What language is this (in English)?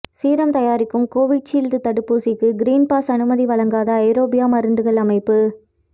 Tamil